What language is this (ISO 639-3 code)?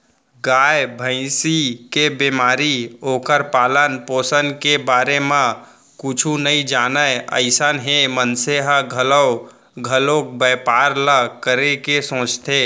hne